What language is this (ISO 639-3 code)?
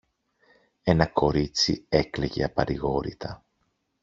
ell